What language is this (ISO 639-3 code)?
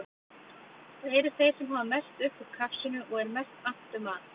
isl